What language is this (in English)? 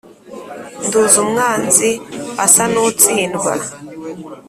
Kinyarwanda